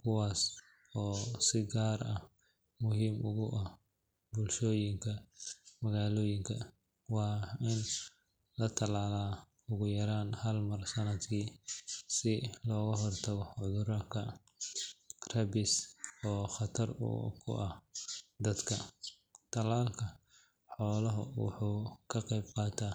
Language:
Somali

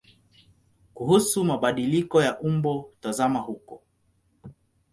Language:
Swahili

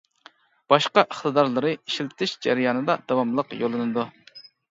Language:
Uyghur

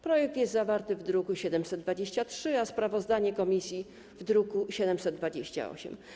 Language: Polish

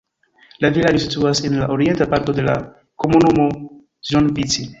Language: Esperanto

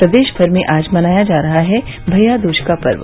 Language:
Hindi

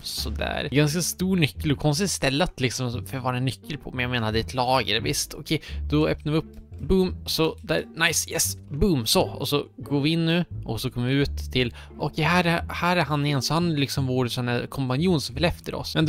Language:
Swedish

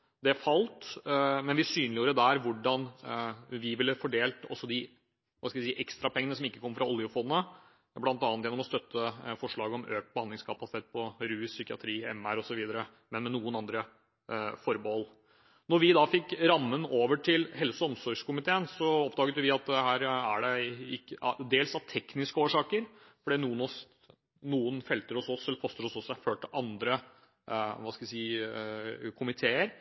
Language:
Norwegian Bokmål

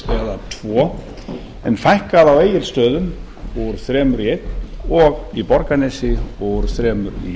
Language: Icelandic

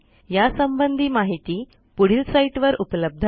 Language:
Marathi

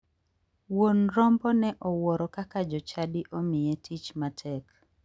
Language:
Luo (Kenya and Tanzania)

